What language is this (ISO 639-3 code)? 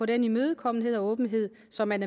dan